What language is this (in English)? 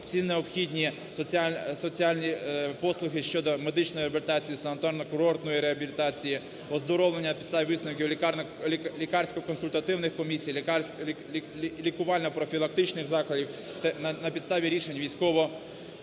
Ukrainian